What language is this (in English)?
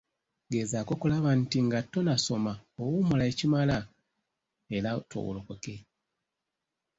Ganda